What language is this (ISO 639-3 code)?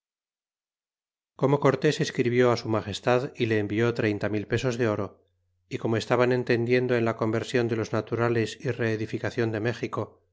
spa